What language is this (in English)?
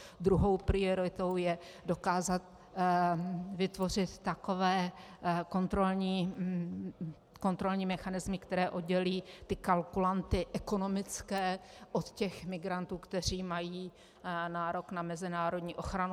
Czech